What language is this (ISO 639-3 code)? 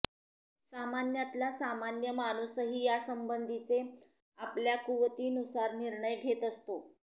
mar